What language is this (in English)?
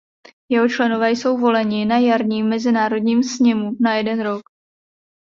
Czech